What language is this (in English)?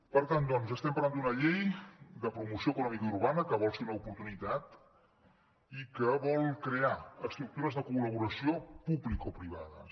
Catalan